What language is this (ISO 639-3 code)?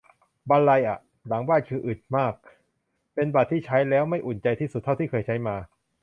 tha